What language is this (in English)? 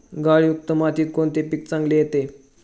Marathi